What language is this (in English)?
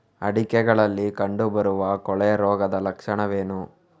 Kannada